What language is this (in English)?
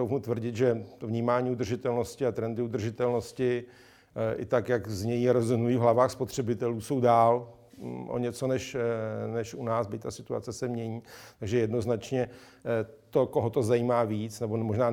Czech